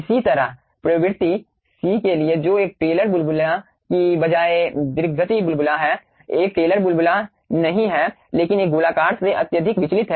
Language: Hindi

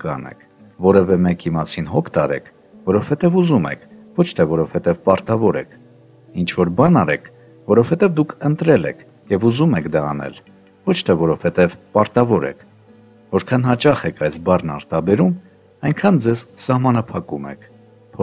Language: Turkish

